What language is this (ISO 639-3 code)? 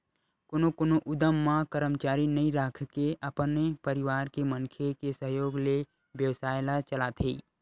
hne